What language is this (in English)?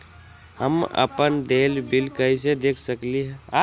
Magahi